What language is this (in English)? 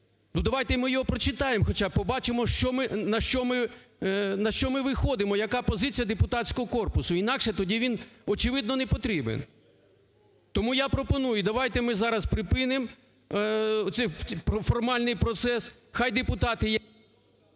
Ukrainian